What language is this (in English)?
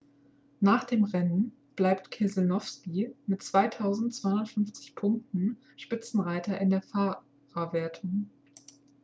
German